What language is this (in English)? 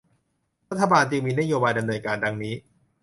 Thai